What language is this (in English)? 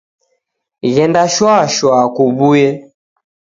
Taita